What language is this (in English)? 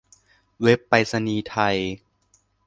Thai